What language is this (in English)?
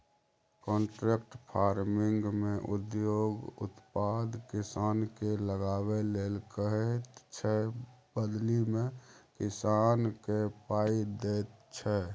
Maithili